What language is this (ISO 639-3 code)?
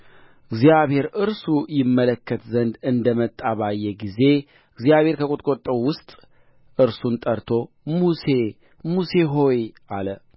amh